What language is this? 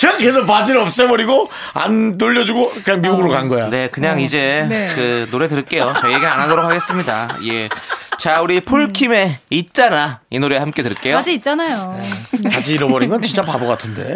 Korean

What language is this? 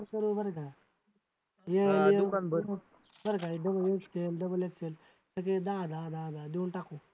Marathi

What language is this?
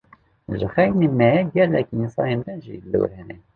Kurdish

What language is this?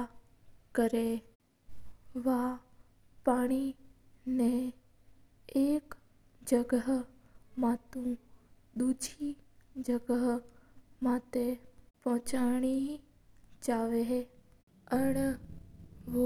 Mewari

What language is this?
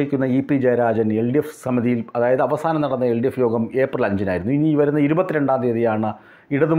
Romanian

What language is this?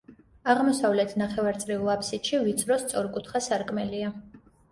Georgian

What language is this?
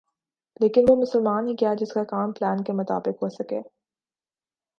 Urdu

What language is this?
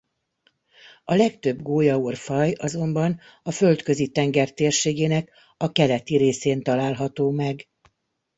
Hungarian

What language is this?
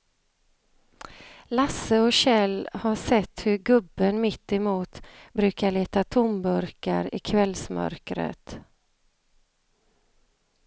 Swedish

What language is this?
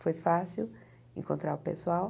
Portuguese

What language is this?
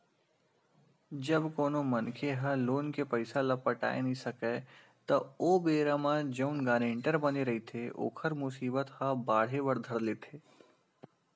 Chhattisgarhi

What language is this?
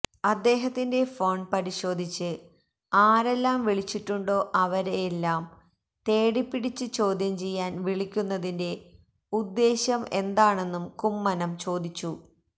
Malayalam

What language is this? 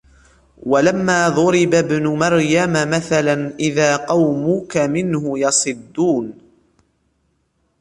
Arabic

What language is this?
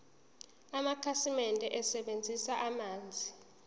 Zulu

